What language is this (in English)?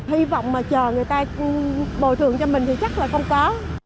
Vietnamese